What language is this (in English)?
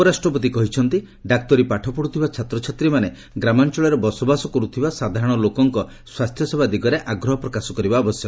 Odia